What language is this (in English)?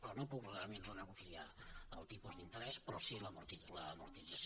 Catalan